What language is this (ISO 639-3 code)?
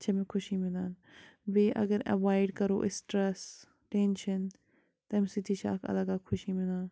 kas